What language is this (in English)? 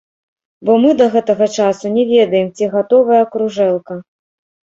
Belarusian